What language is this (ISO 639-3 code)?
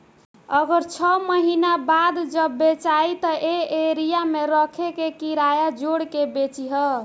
bho